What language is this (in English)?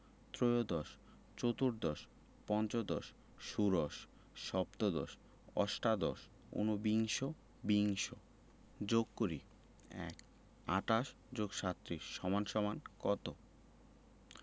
Bangla